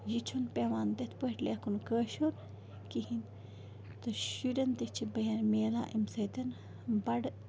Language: Kashmiri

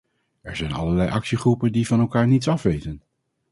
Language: Dutch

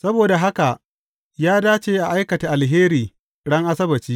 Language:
Hausa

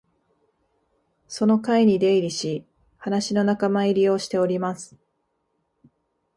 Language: Japanese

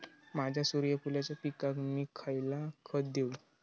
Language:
Marathi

